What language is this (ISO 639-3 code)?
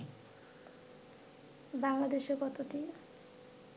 ben